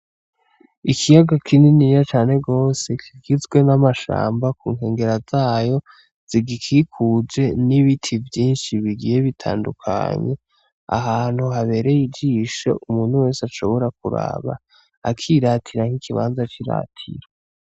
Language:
Rundi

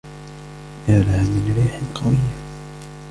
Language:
Arabic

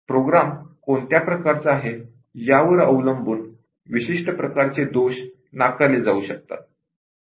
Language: Marathi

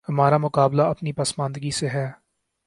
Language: Urdu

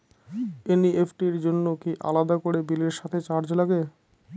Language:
Bangla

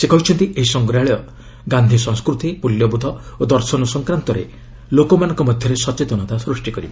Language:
Odia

